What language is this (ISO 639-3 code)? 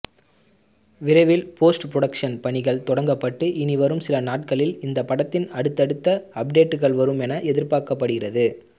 tam